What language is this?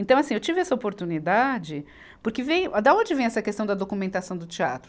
Portuguese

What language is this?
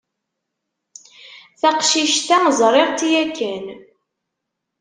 Kabyle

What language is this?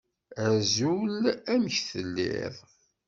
Kabyle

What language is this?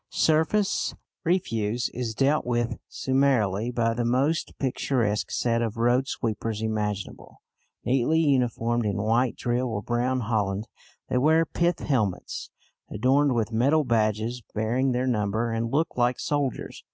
English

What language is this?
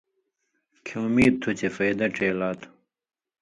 Indus Kohistani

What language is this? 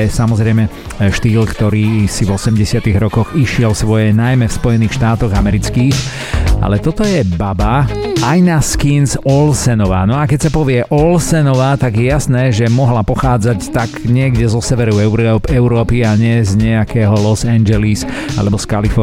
Slovak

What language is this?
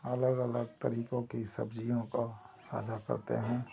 Hindi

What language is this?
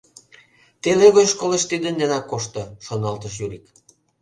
Mari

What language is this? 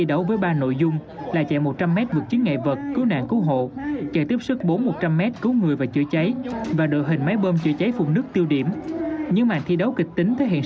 Vietnamese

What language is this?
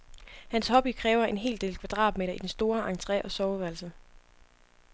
Danish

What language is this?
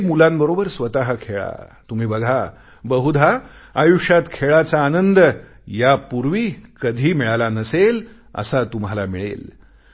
Marathi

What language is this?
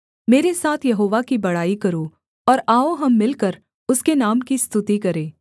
Hindi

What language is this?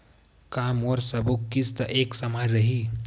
Chhattisgarhi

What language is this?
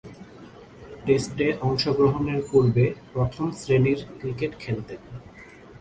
Bangla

